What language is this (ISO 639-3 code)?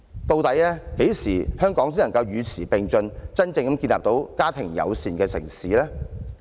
yue